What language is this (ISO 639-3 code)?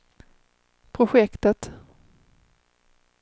swe